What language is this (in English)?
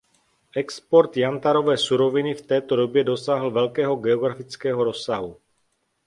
Czech